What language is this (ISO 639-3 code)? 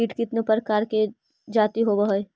mag